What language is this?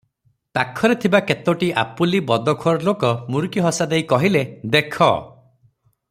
Odia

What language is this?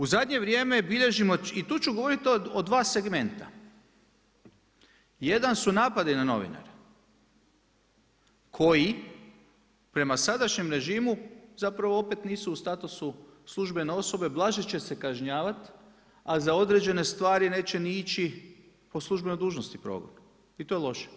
Croatian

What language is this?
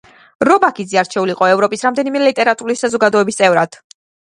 Georgian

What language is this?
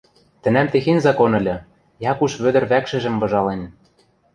Western Mari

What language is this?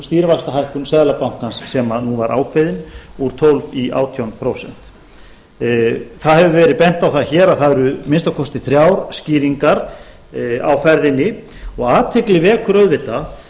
Icelandic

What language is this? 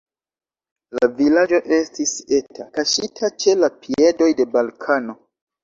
Esperanto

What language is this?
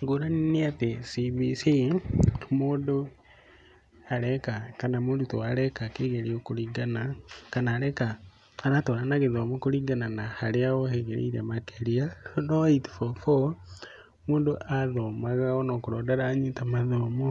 Kikuyu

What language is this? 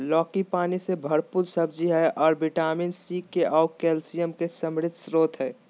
Magahi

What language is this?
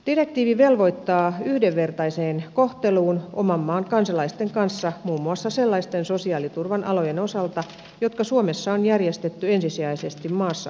Finnish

